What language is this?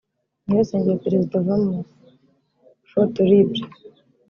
Kinyarwanda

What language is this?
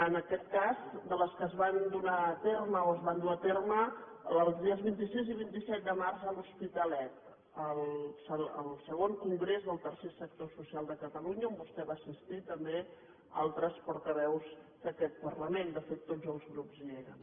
Catalan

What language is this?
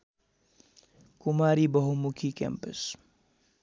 Nepali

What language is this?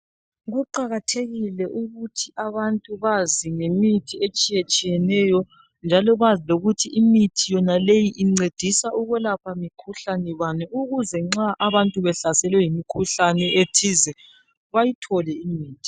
North Ndebele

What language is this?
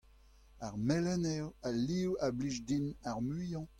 Breton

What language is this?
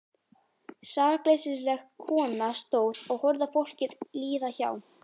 Icelandic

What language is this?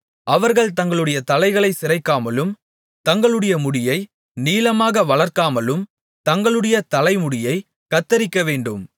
Tamil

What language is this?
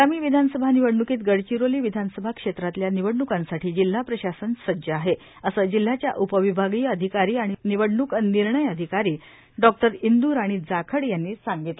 Marathi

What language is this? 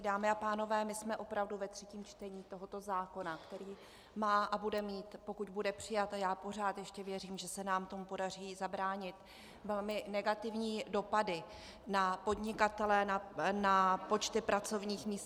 Czech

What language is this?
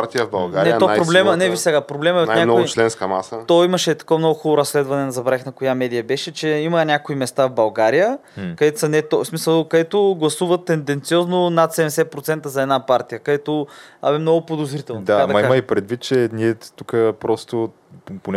Bulgarian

